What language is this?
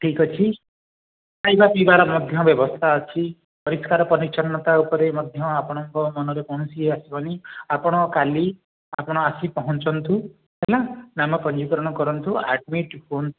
Odia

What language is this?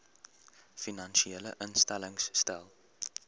Afrikaans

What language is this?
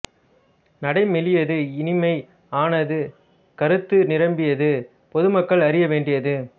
Tamil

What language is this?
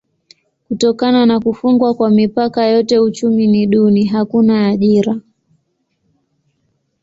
Swahili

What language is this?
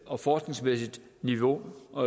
Danish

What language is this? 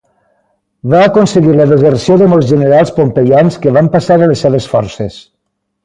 Catalan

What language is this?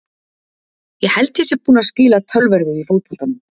Icelandic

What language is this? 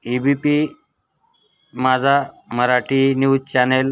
Marathi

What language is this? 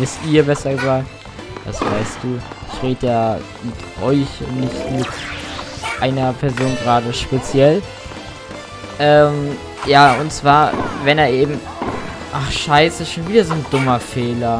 German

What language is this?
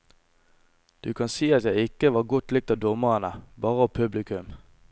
Norwegian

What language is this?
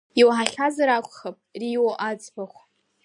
Abkhazian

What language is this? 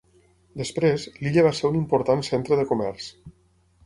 Catalan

